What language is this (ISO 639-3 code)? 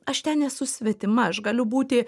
lit